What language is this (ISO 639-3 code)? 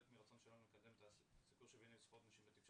heb